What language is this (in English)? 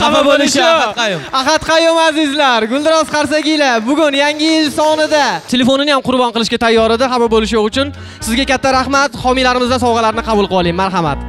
Turkish